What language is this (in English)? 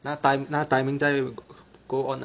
English